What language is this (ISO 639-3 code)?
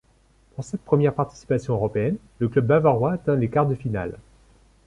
fra